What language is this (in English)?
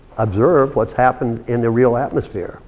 English